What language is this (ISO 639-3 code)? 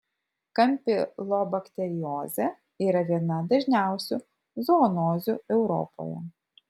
lit